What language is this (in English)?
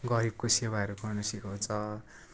Nepali